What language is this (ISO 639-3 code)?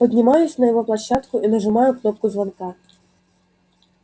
rus